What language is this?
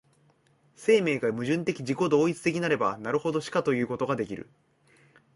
Japanese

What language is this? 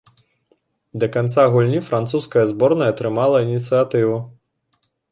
Belarusian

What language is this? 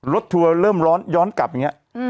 Thai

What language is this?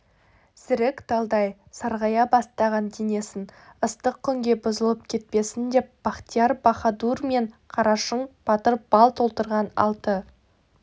Kazakh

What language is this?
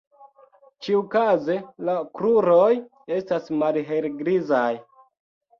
Esperanto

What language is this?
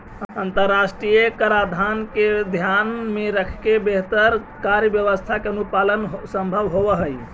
Magahi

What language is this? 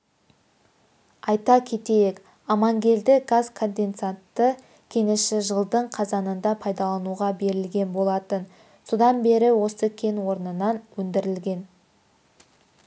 Kazakh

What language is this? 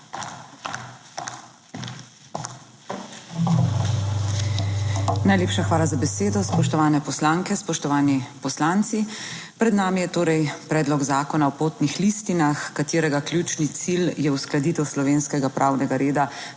Slovenian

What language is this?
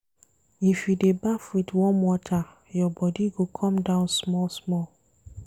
Nigerian Pidgin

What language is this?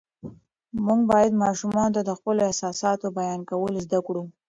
Pashto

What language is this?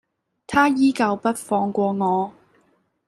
Cantonese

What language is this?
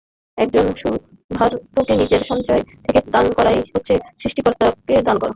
Bangla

